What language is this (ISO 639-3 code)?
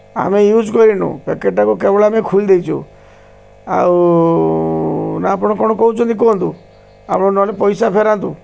ori